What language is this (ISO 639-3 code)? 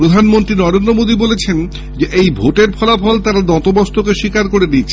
ben